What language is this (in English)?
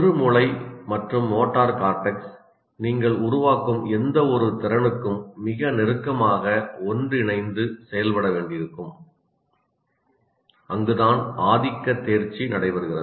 Tamil